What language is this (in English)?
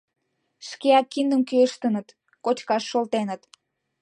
Mari